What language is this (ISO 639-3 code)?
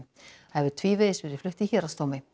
isl